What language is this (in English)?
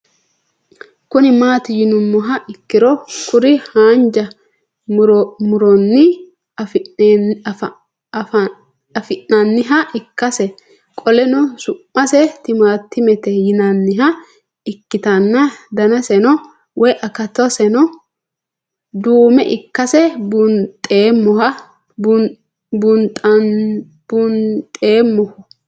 Sidamo